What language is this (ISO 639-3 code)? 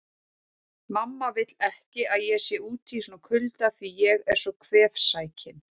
isl